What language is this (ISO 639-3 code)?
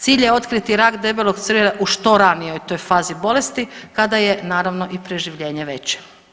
hrv